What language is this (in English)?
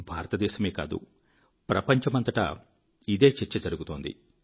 Telugu